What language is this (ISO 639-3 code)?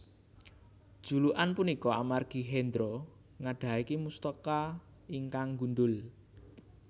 jav